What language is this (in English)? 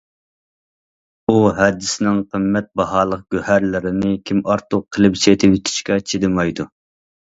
Uyghur